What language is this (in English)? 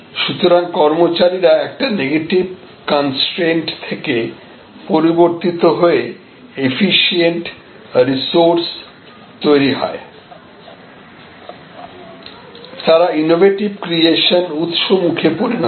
Bangla